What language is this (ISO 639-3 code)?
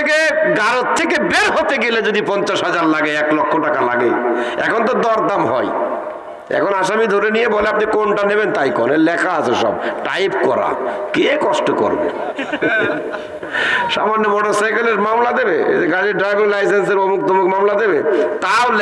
ben